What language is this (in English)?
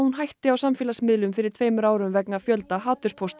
Icelandic